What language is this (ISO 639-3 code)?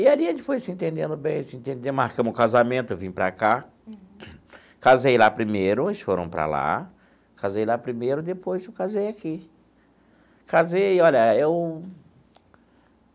por